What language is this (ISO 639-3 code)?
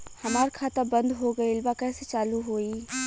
bho